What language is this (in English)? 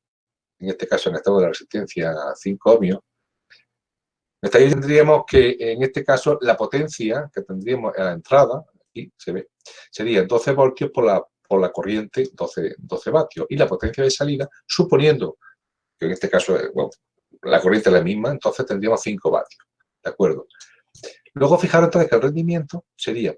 Spanish